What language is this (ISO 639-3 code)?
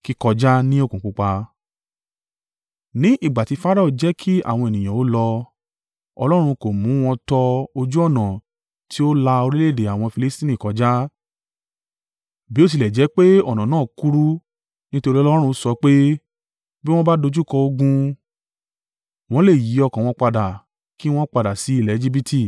yor